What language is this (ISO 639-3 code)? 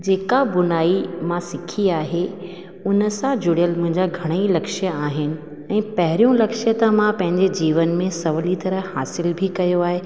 snd